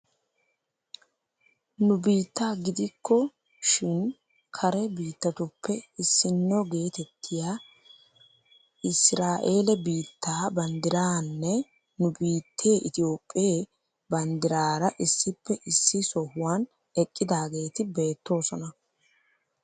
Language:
Wolaytta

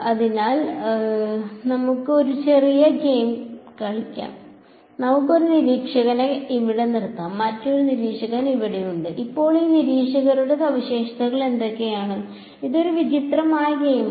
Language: Malayalam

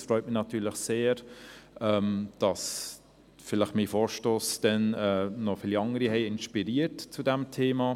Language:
Swiss German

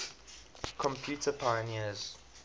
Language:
English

